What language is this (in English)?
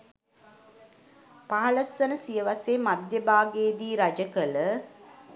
Sinhala